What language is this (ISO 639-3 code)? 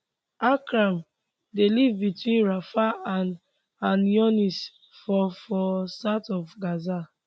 pcm